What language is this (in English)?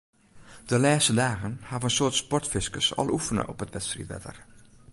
Western Frisian